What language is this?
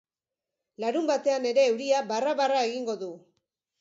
Basque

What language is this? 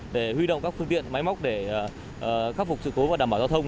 Vietnamese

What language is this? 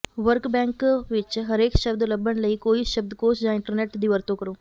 Punjabi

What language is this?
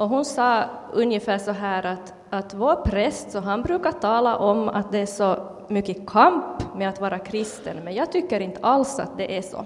Swedish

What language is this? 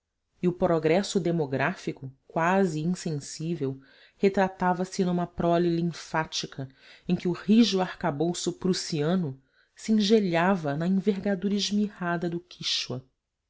Portuguese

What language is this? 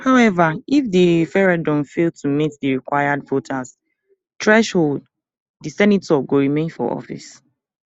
Nigerian Pidgin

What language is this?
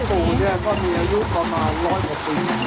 Thai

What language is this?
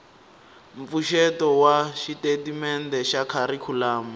Tsonga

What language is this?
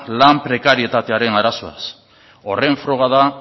Basque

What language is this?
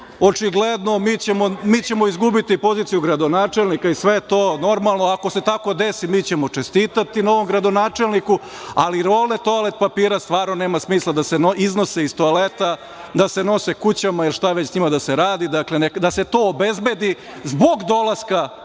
Serbian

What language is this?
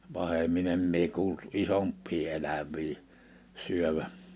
Finnish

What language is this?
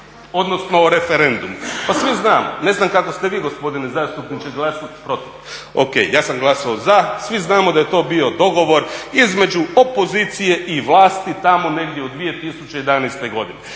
Croatian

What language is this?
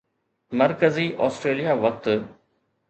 Sindhi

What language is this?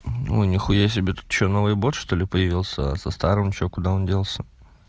Russian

